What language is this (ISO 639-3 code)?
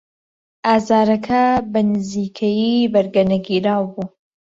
ckb